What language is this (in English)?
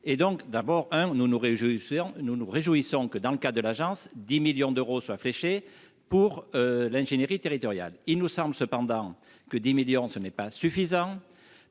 French